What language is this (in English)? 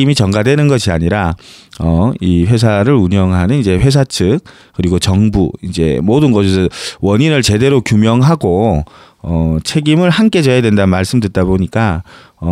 Korean